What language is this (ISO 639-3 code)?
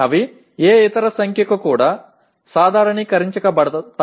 tel